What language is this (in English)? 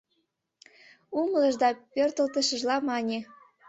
Mari